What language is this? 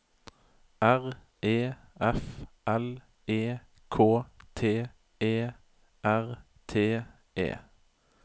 Norwegian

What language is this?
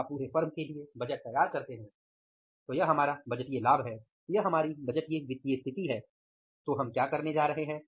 Hindi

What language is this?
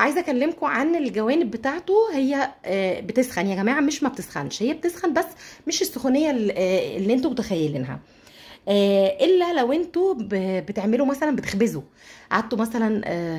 Arabic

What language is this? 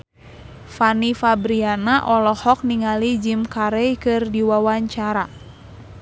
Sundanese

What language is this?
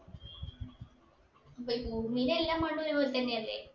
Malayalam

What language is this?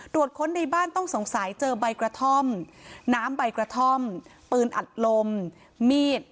Thai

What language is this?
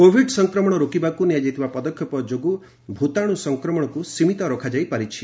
Odia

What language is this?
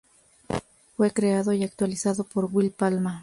Spanish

